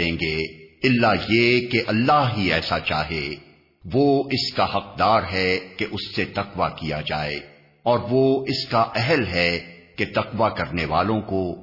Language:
Urdu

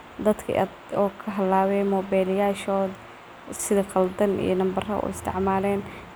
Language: Somali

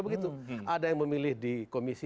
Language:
Indonesian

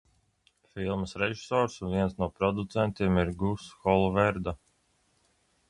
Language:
Latvian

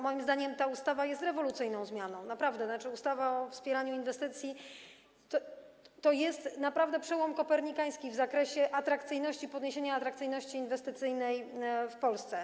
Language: Polish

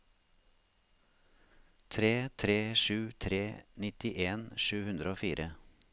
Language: Norwegian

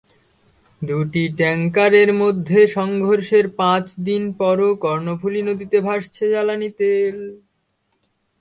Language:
Bangla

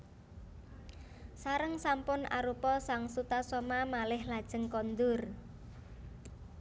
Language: Javanese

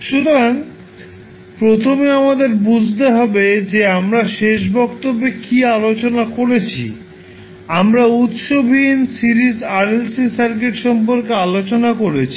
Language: Bangla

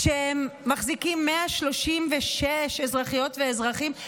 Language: Hebrew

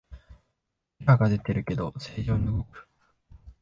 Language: Japanese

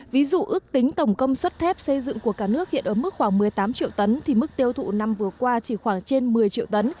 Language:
Vietnamese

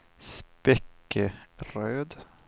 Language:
Swedish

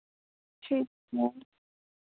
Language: Dogri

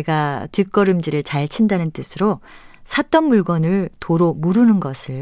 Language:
Korean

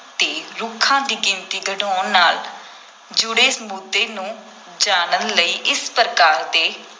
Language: Punjabi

